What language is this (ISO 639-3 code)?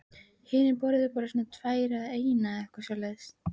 isl